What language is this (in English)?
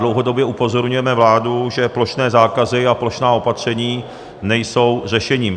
Czech